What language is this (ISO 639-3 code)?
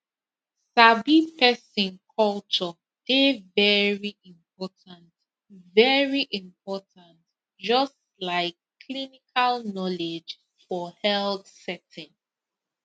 pcm